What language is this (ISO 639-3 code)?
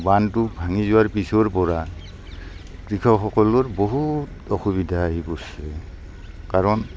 asm